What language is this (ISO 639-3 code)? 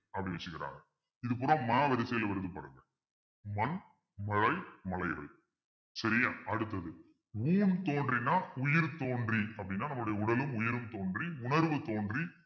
tam